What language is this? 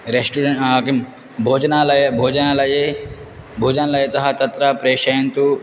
Sanskrit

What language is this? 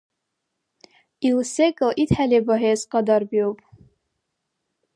Dargwa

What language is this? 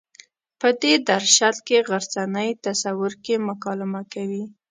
Pashto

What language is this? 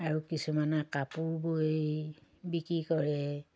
Assamese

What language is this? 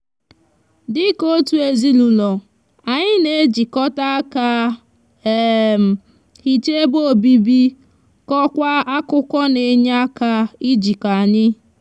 Igbo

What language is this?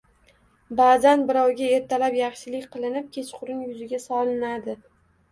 Uzbek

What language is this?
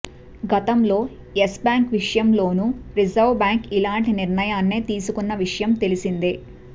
Telugu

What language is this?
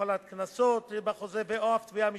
Hebrew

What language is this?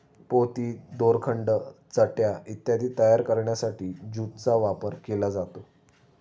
Marathi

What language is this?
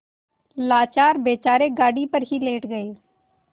Hindi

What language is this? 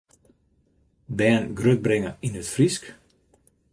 Western Frisian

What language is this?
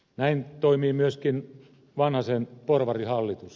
Finnish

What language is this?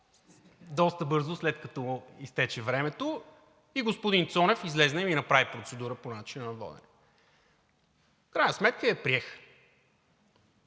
Bulgarian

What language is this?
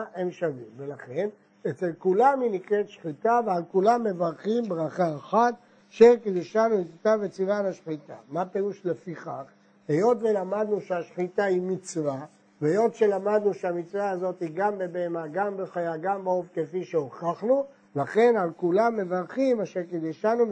Hebrew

